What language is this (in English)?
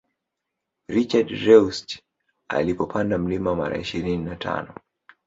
Swahili